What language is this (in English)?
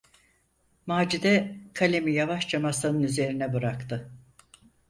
Turkish